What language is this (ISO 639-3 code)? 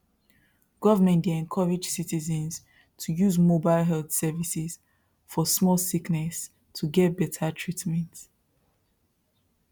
pcm